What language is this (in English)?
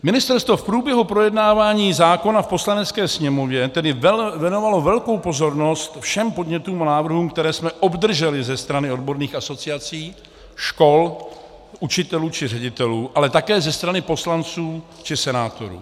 Czech